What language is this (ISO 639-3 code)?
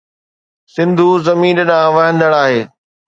snd